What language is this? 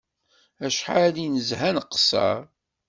Kabyle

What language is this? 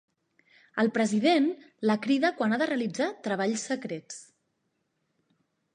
Catalan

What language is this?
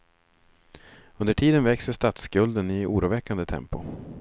Swedish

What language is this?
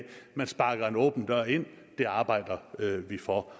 Danish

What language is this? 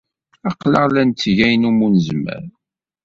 Kabyle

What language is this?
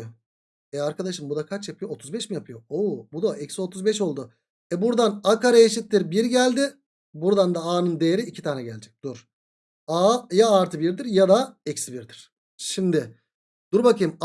Turkish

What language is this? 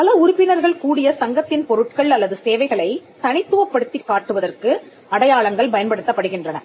Tamil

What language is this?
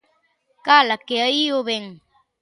Galician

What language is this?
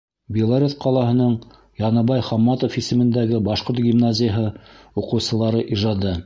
Bashkir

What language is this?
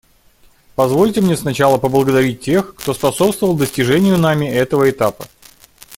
Russian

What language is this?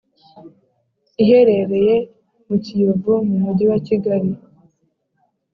Kinyarwanda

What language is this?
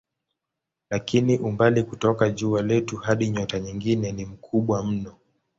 Swahili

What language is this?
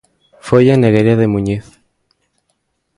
Galician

